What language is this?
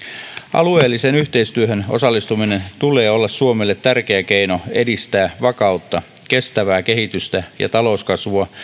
Finnish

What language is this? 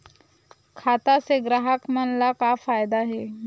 Chhattisgarhi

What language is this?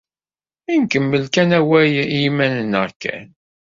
Kabyle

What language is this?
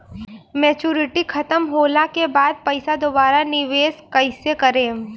Bhojpuri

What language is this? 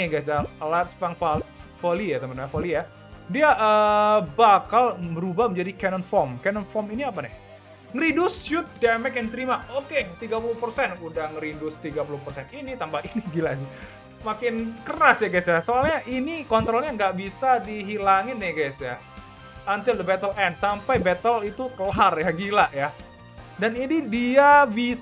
Indonesian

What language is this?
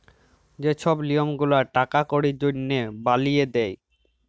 Bangla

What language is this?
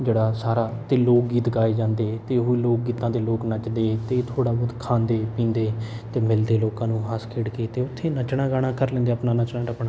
Punjabi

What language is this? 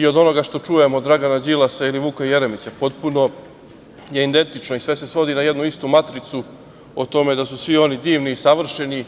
Serbian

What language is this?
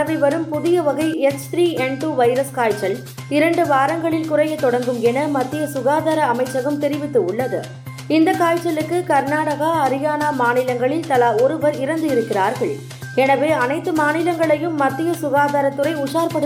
Tamil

